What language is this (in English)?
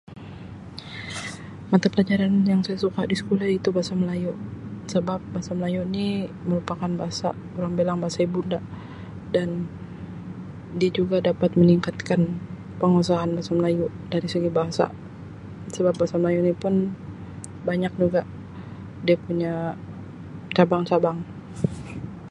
Sabah Malay